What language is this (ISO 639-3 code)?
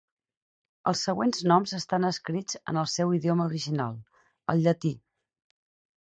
cat